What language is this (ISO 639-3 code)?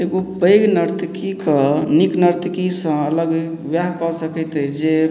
mai